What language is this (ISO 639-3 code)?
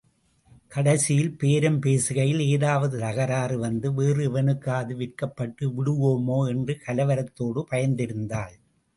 tam